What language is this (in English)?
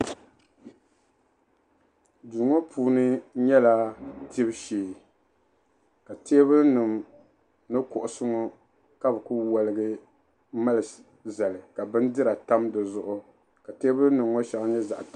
Dagbani